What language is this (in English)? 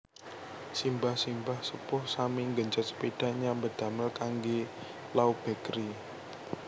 Javanese